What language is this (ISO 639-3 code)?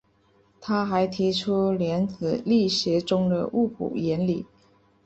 zho